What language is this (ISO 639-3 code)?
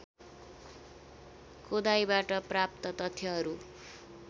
nep